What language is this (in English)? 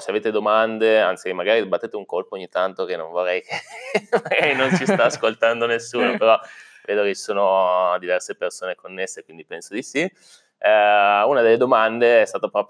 Italian